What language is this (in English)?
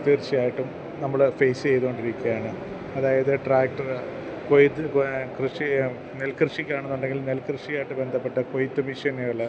Malayalam